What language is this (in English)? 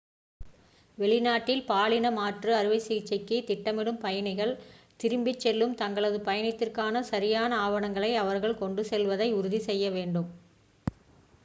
Tamil